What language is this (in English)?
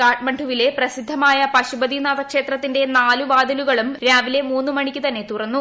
Malayalam